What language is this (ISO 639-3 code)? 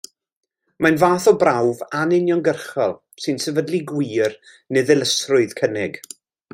cym